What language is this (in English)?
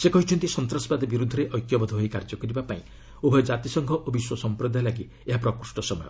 Odia